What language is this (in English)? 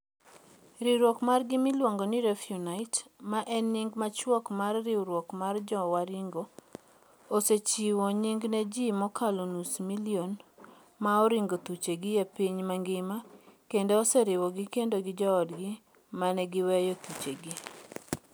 Luo (Kenya and Tanzania)